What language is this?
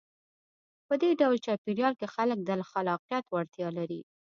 Pashto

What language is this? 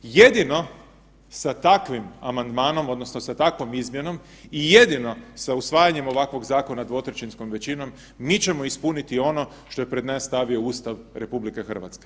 Croatian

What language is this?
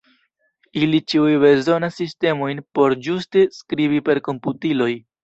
Esperanto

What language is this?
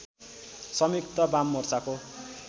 Nepali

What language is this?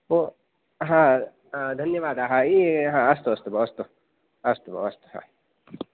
Sanskrit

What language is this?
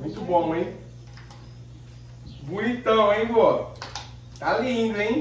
Portuguese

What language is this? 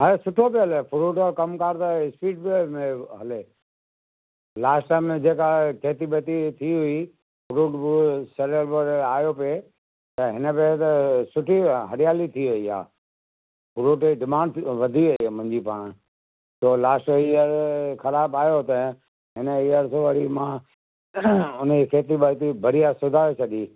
Sindhi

